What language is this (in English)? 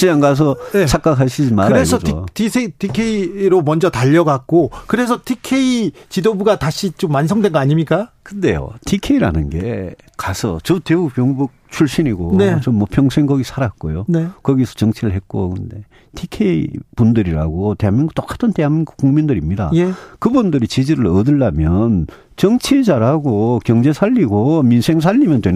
Korean